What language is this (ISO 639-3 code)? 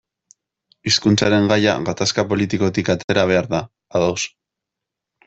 eus